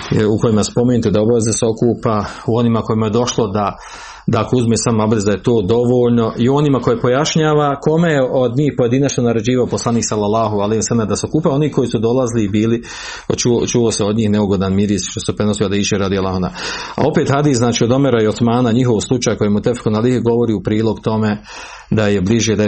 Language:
Croatian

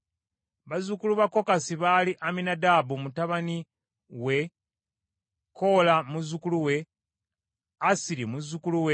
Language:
Ganda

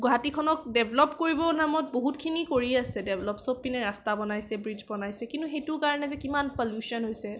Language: Assamese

